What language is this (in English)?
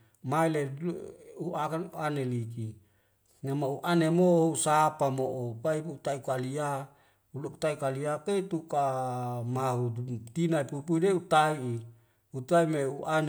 Wemale